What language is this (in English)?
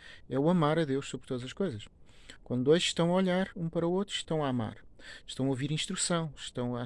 Portuguese